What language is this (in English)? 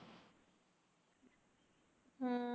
Punjabi